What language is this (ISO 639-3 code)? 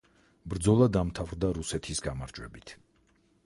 kat